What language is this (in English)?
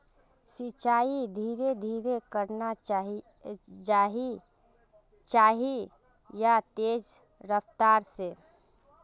Magahi